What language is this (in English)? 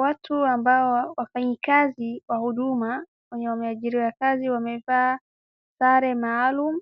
Swahili